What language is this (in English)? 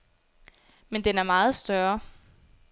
Danish